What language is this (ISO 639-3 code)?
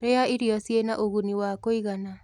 kik